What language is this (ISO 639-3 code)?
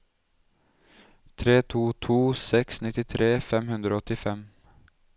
nor